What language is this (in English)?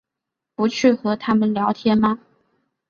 Chinese